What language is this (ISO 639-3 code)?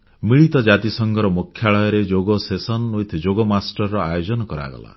ori